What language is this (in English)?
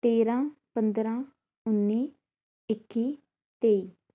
Punjabi